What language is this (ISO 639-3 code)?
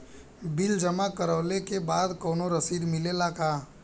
bho